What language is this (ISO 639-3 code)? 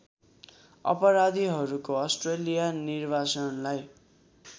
nep